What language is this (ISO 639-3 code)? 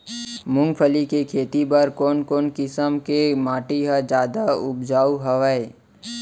hne